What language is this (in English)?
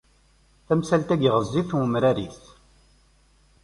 Kabyle